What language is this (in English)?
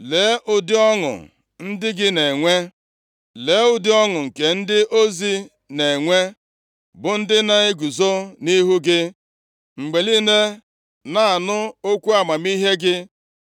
Igbo